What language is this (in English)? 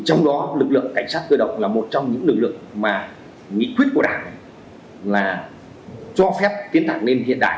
Vietnamese